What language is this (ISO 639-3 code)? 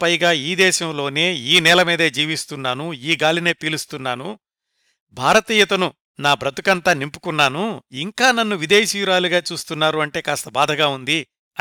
tel